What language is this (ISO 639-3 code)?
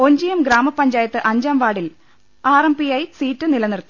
mal